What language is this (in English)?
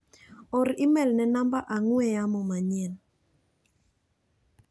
Luo (Kenya and Tanzania)